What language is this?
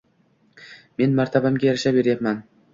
Uzbek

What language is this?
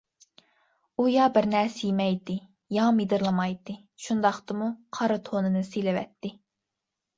Uyghur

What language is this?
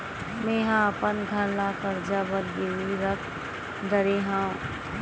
Chhattisgarhi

